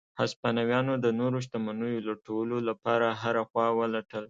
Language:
Pashto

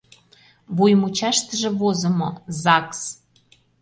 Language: Mari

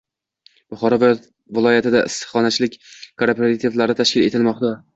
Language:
Uzbek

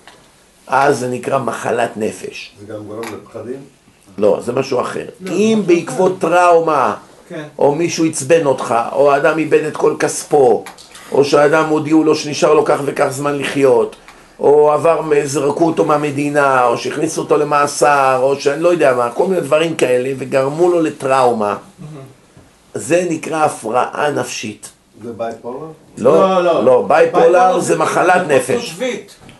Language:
Hebrew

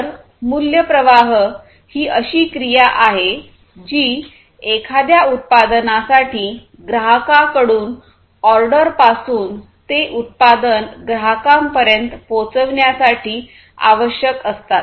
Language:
Marathi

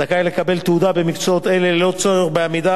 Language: Hebrew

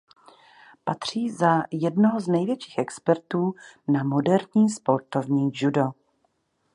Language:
Czech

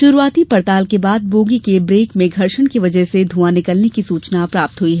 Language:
Hindi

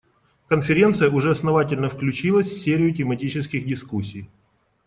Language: Russian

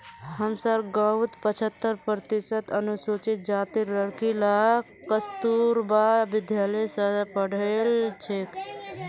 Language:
Magahi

